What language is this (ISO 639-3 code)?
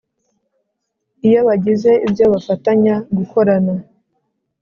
kin